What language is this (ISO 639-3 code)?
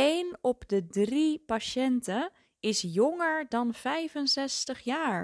nld